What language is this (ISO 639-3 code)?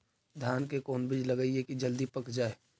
mag